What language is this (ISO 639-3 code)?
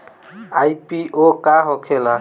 bho